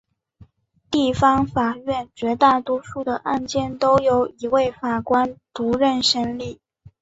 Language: Chinese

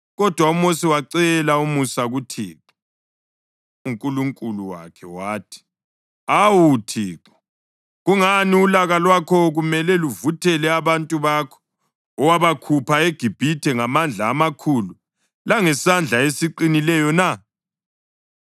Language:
North Ndebele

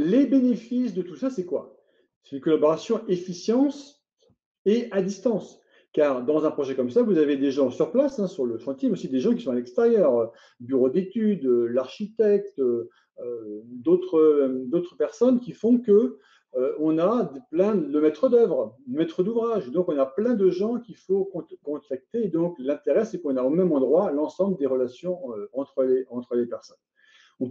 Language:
French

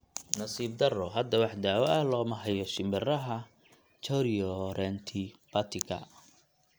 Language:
Somali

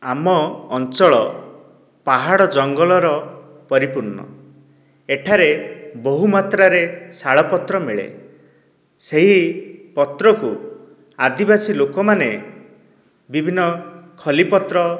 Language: Odia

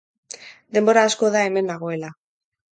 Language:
Basque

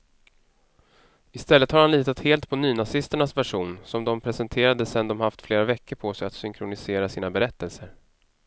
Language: Swedish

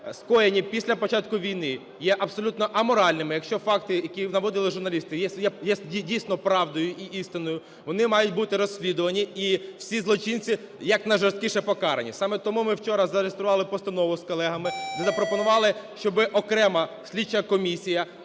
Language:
Ukrainian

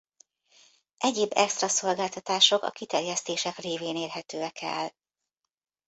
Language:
Hungarian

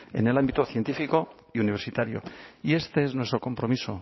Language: Spanish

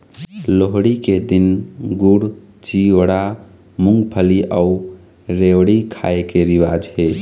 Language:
Chhattisgarhi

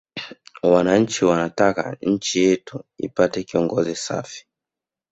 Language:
Swahili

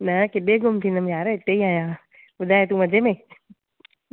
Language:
Sindhi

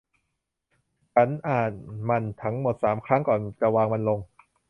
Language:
Thai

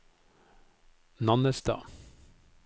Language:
Norwegian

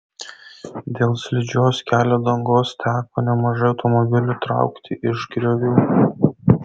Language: Lithuanian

